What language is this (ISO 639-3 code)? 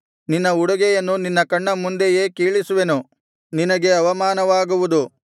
kan